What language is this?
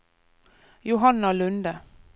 Norwegian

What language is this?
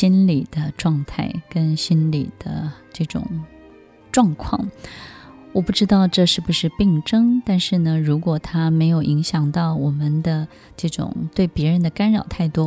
Chinese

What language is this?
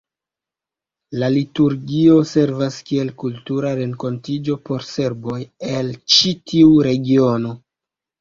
Esperanto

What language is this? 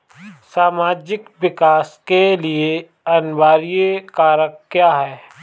Hindi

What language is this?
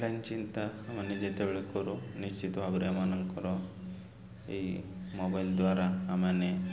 Odia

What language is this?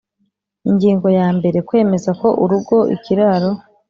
Kinyarwanda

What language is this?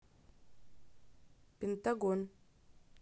Russian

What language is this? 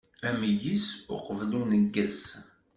Kabyle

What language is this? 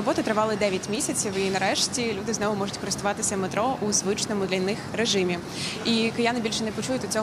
Ukrainian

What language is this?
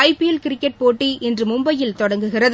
Tamil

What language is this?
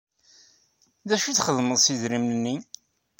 Kabyle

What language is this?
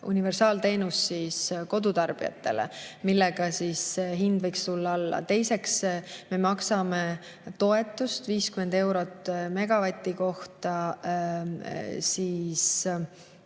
Estonian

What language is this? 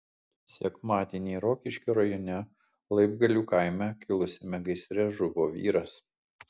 Lithuanian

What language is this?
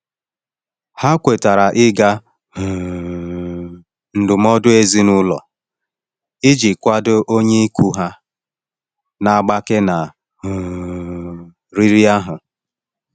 Igbo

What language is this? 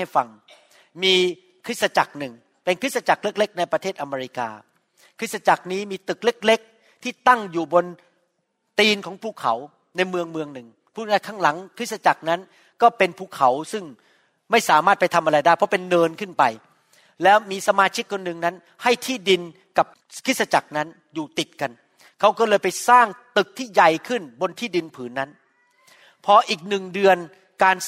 Thai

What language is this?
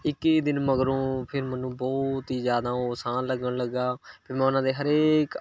Punjabi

